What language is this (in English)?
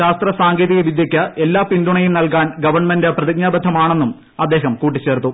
Malayalam